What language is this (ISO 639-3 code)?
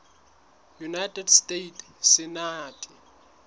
sot